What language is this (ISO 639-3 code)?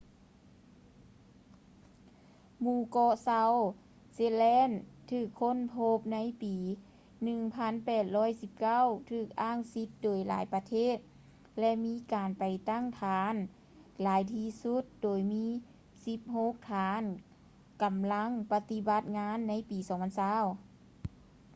lao